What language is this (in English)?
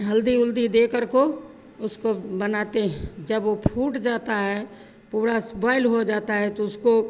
Hindi